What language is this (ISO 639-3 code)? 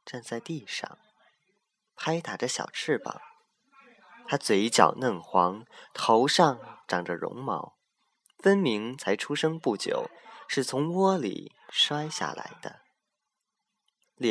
zho